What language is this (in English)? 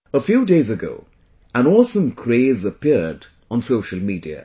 English